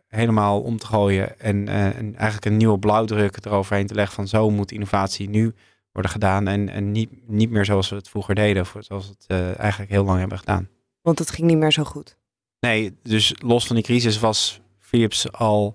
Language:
Dutch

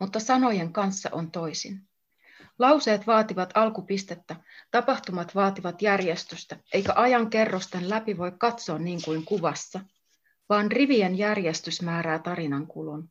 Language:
Finnish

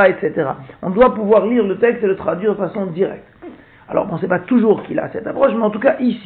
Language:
French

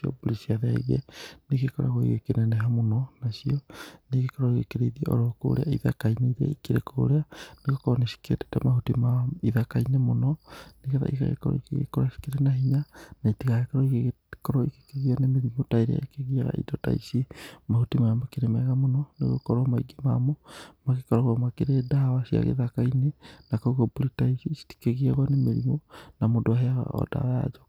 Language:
Kikuyu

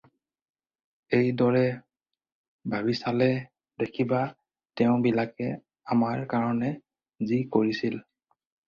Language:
Assamese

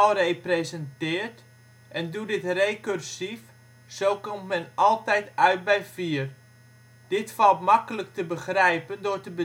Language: Dutch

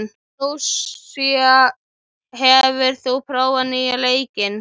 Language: Icelandic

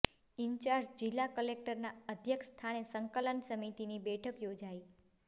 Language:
Gujarati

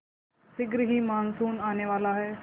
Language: Hindi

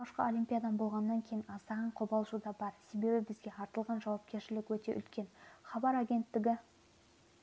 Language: Kazakh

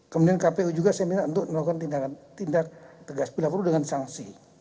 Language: Indonesian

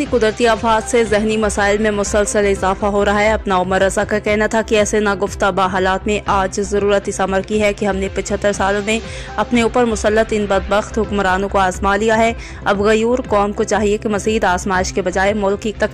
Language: Hindi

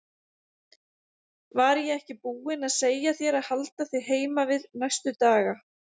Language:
Icelandic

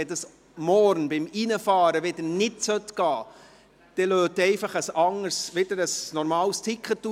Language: Swiss German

